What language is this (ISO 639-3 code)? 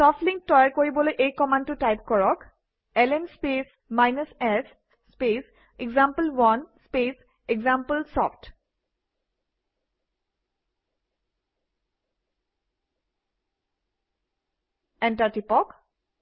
asm